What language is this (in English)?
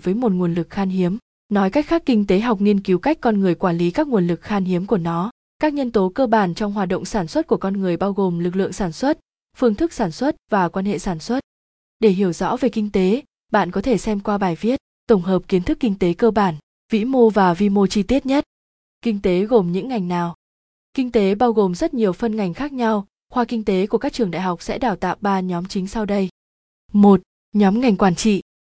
Vietnamese